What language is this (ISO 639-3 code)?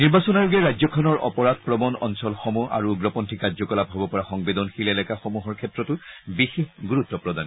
asm